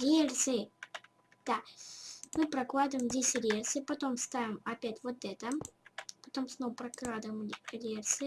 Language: Russian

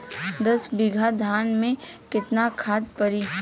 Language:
Bhojpuri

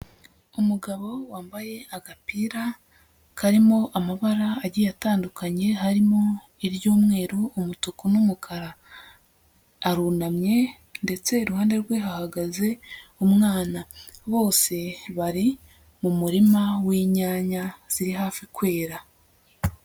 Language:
Kinyarwanda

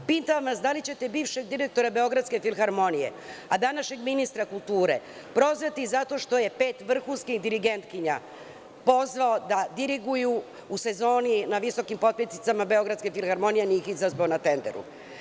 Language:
Serbian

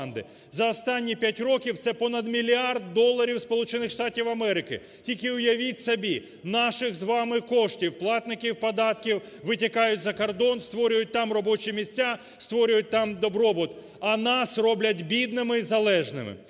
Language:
Ukrainian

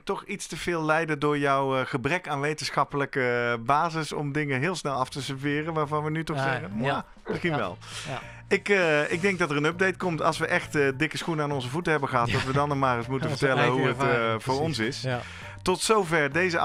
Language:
Dutch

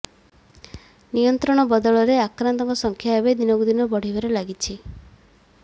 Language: Odia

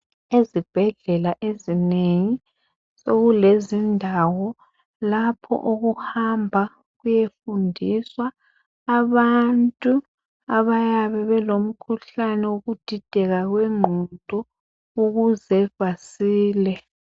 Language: North Ndebele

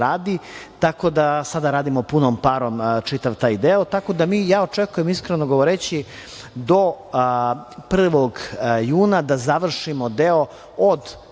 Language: Serbian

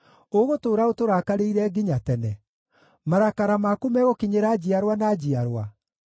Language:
Kikuyu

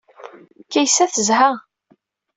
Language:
Kabyle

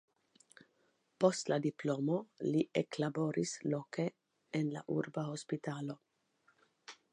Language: Esperanto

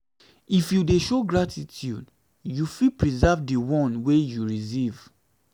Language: Nigerian Pidgin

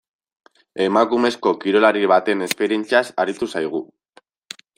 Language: Basque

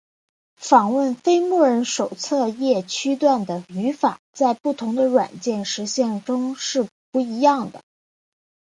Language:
Chinese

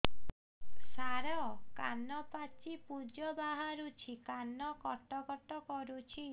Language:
Odia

